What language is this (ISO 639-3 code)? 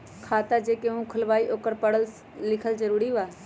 mag